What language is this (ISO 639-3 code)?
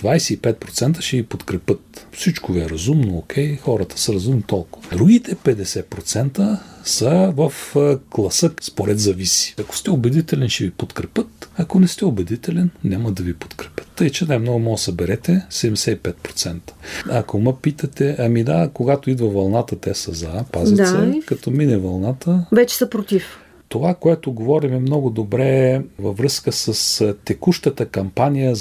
bul